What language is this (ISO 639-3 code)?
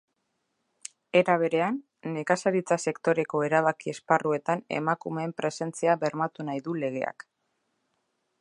eus